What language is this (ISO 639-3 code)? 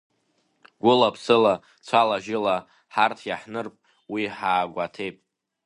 abk